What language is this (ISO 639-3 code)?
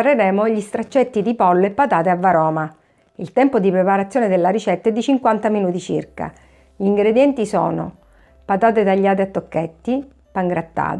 ita